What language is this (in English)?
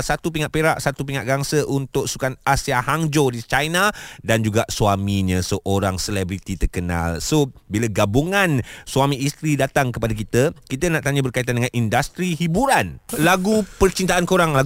Malay